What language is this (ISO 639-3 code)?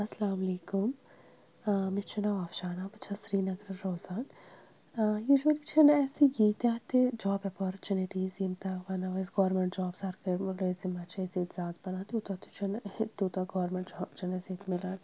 kas